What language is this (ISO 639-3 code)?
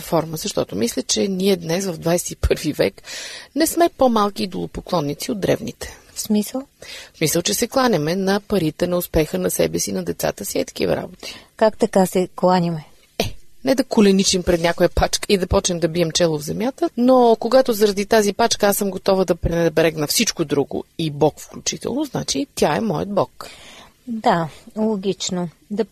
bul